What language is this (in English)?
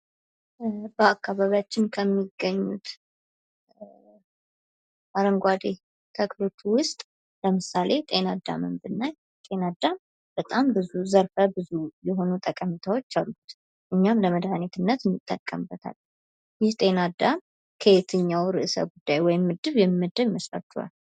Amharic